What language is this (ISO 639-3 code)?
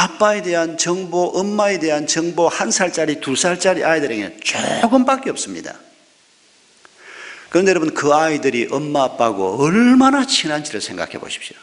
kor